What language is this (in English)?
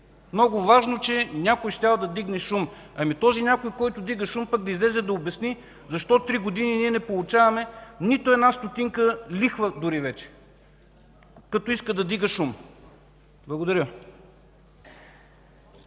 Bulgarian